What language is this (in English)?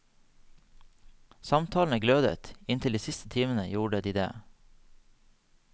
Norwegian